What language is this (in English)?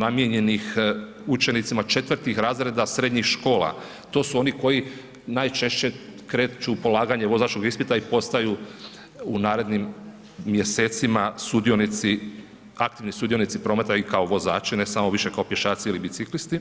Croatian